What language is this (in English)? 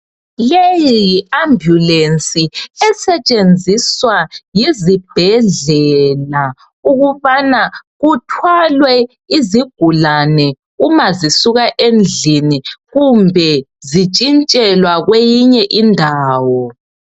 North Ndebele